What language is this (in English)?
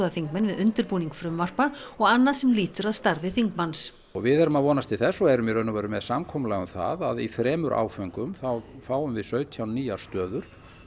Icelandic